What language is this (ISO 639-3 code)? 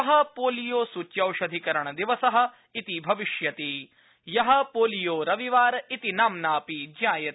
san